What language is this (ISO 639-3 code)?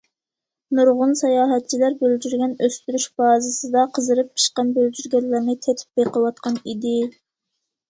uig